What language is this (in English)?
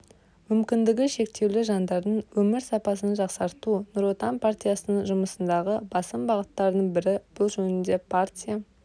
Kazakh